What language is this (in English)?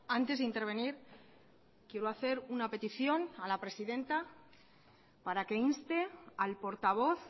Spanish